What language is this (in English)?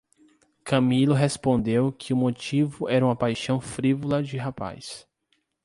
Portuguese